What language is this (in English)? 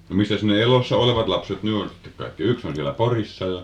Finnish